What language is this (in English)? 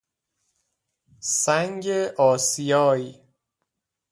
Persian